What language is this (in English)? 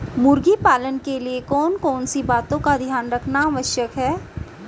Hindi